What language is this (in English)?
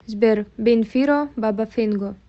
Russian